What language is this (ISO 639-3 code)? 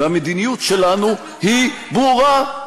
heb